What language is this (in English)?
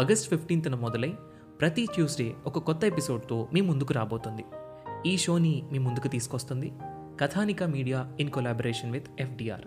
Telugu